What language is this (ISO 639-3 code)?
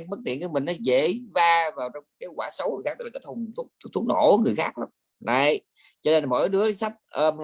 vie